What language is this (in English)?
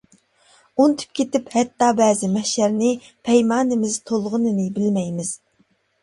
Uyghur